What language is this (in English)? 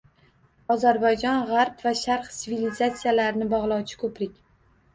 Uzbek